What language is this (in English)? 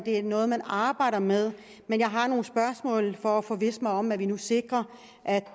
Danish